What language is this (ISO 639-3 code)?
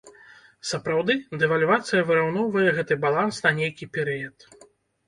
bel